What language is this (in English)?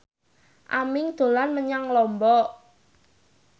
Javanese